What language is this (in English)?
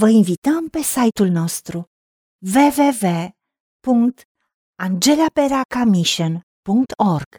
Romanian